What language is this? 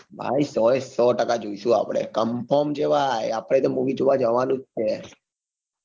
Gujarati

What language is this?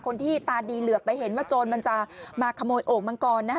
Thai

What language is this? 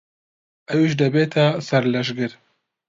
Central Kurdish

